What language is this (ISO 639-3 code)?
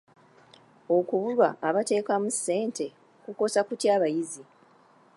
lug